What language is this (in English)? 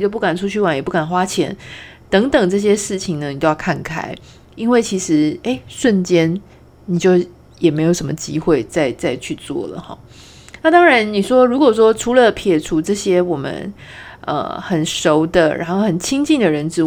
Chinese